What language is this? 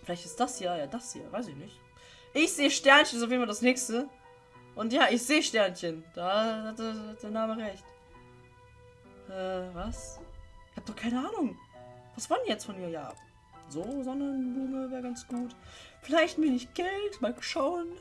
German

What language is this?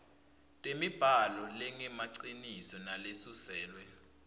Swati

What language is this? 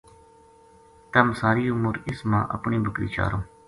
Gujari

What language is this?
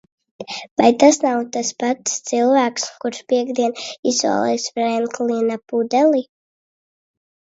Latvian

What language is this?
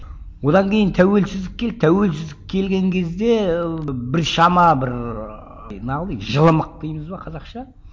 Kazakh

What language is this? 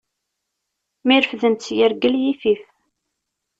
Kabyle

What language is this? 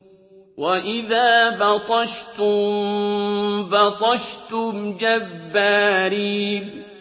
Arabic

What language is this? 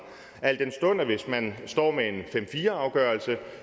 Danish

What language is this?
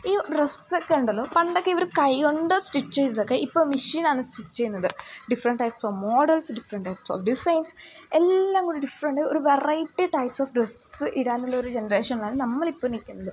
Malayalam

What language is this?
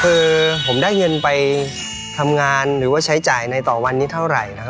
Thai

